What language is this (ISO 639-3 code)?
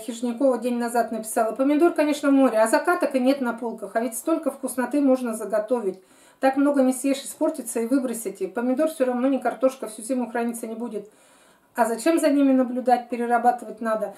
rus